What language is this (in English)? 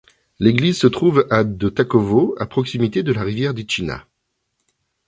French